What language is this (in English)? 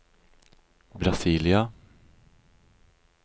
Norwegian